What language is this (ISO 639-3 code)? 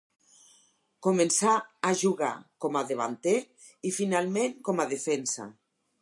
cat